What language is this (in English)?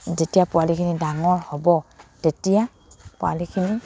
Assamese